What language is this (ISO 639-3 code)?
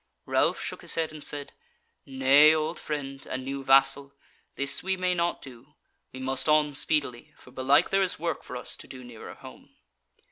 eng